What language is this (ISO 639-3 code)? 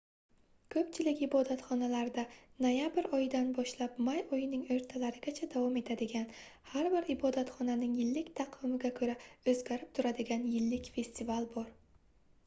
uzb